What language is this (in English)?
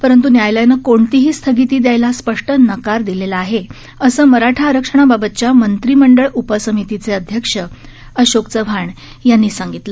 Marathi